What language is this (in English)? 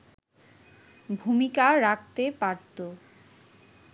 Bangla